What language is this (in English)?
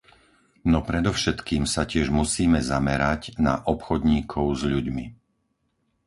Slovak